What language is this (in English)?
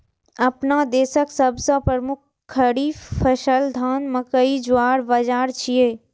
Maithili